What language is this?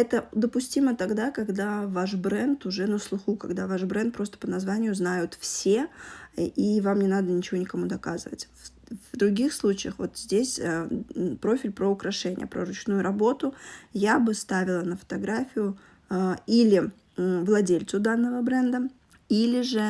Russian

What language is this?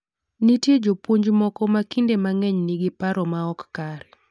Luo (Kenya and Tanzania)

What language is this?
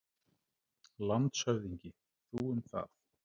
Icelandic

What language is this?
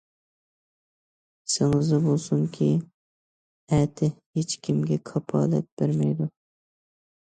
Uyghur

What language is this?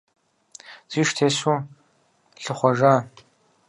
Kabardian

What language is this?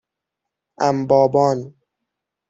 Persian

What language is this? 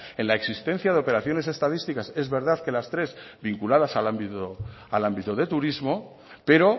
Spanish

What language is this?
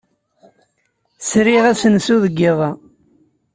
Kabyle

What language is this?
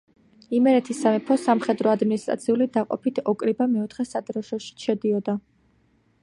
Georgian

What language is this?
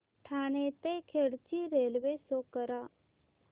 Marathi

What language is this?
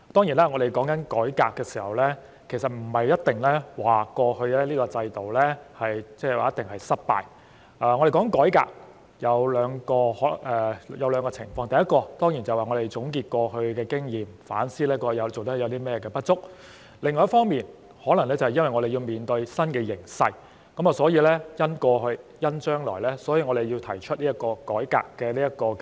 Cantonese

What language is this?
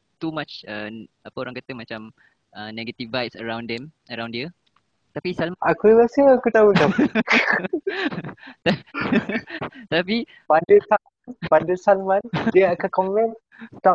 Malay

